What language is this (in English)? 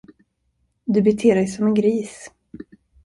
Swedish